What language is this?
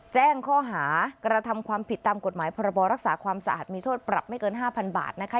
Thai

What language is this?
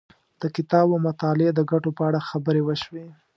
Pashto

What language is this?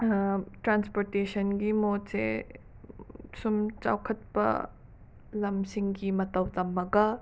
Manipuri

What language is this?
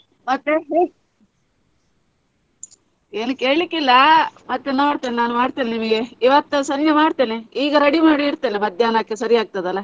Kannada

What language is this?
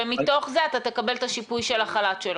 Hebrew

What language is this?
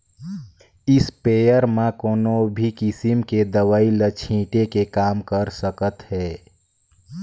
Chhattisgarhi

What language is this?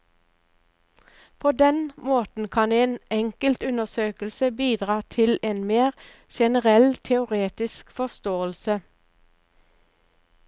Norwegian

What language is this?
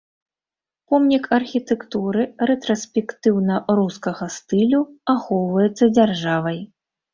Belarusian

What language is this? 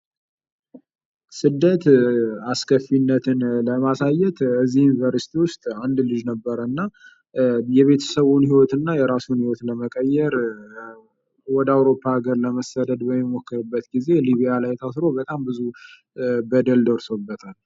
Amharic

